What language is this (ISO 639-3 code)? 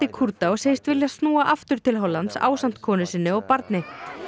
isl